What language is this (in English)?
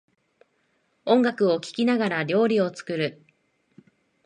Japanese